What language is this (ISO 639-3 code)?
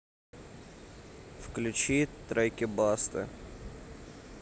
rus